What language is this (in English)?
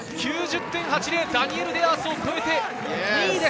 Japanese